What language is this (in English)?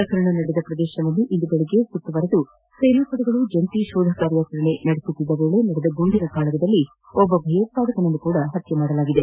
Kannada